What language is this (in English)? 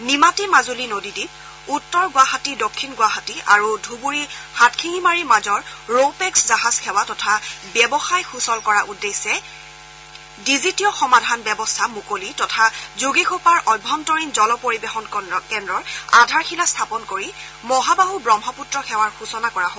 Assamese